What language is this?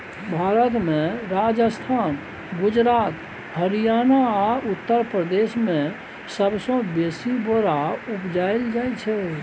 Maithili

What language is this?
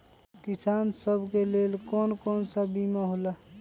Magahi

